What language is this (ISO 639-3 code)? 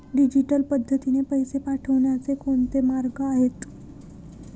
mar